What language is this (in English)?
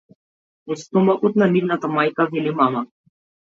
Macedonian